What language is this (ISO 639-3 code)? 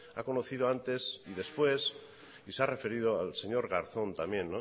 spa